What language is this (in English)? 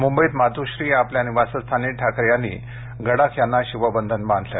Marathi